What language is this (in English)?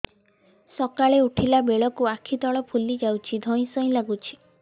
Odia